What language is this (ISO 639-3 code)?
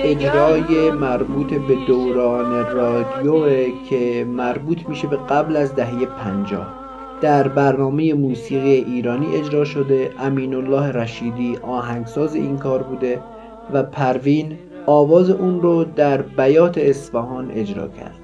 fas